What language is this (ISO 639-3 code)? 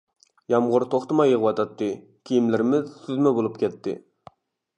uig